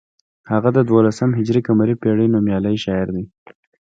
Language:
Pashto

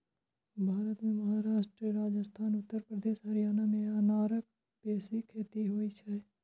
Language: Maithili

